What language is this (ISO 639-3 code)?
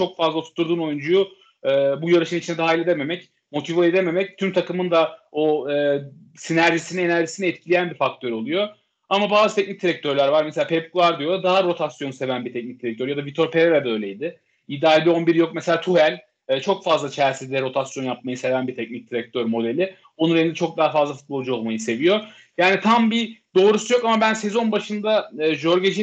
tur